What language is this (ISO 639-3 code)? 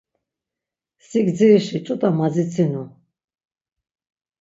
lzz